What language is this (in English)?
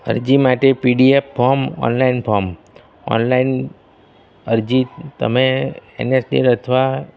Gujarati